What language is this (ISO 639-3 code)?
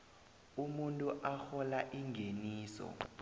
nbl